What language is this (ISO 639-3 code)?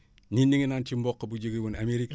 wol